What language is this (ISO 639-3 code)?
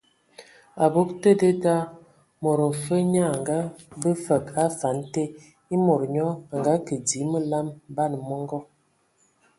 ewo